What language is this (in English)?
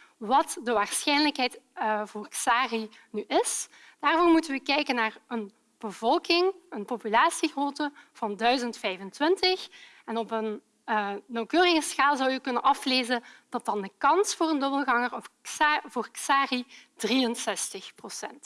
Dutch